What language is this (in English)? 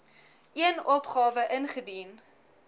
Afrikaans